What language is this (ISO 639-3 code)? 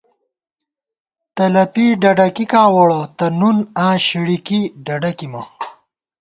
gwt